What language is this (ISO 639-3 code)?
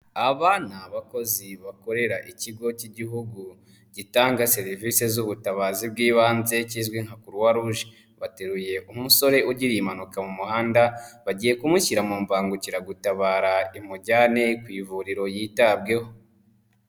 kin